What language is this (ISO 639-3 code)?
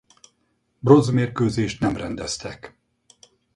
hun